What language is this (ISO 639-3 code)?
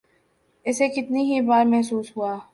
urd